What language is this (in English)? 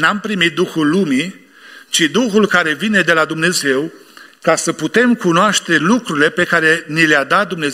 Romanian